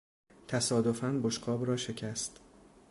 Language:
Persian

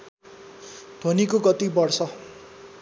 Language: Nepali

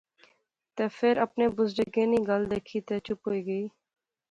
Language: Pahari-Potwari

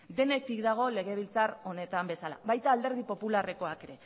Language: Basque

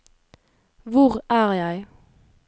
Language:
Norwegian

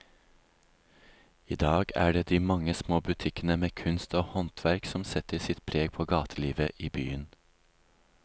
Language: Norwegian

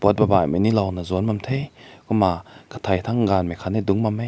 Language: Rongmei Naga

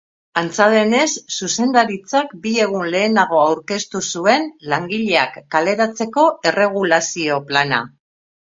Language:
Basque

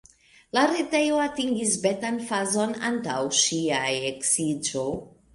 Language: Esperanto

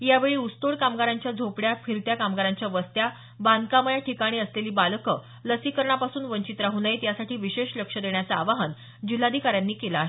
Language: Marathi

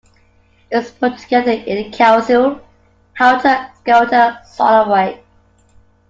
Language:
English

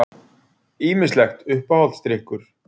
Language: Icelandic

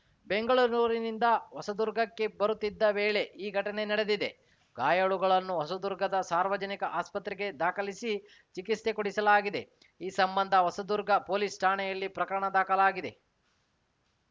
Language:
Kannada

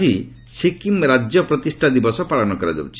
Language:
Odia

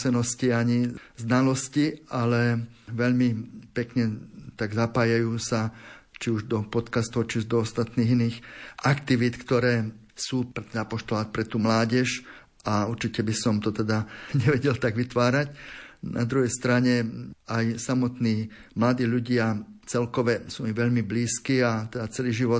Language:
Slovak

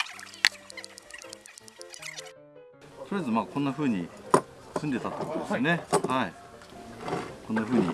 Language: Japanese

